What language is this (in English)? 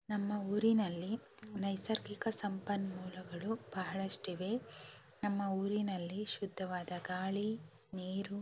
Kannada